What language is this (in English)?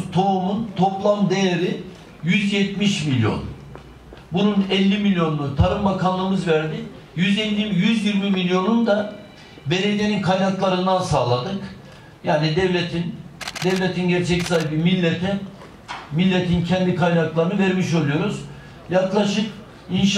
Turkish